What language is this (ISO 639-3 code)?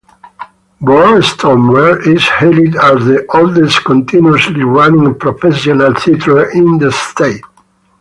eng